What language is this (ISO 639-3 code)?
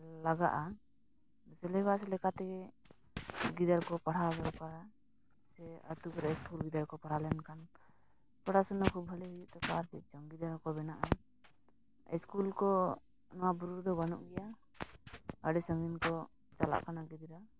sat